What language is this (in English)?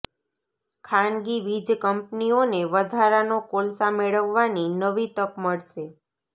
Gujarati